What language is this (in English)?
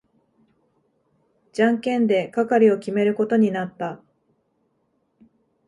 Japanese